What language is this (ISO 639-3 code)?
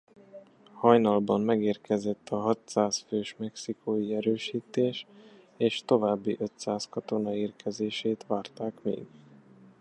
hun